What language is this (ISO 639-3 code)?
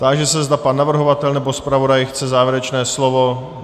ces